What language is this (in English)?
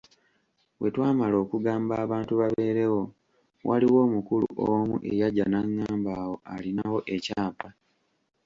Ganda